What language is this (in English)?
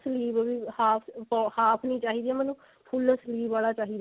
Punjabi